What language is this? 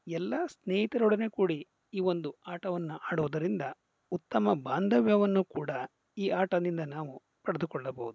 Kannada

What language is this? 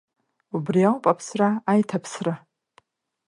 Abkhazian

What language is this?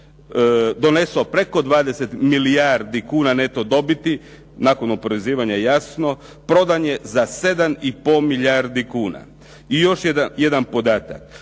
Croatian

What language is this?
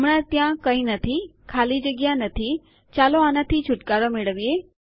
Gujarati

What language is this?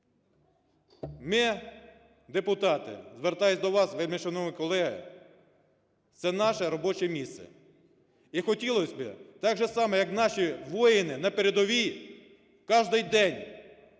Ukrainian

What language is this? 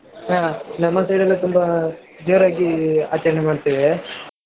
Kannada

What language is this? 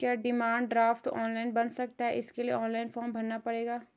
Hindi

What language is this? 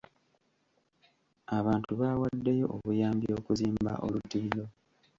Ganda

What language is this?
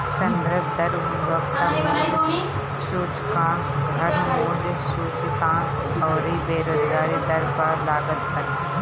Bhojpuri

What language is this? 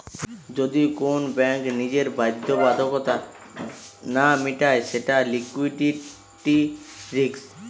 Bangla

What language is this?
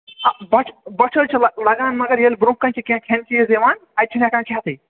Kashmiri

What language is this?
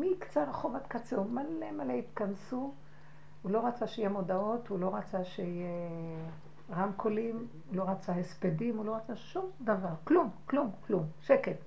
Hebrew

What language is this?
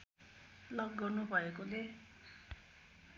Nepali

